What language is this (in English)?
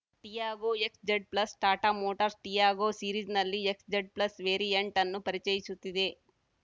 Kannada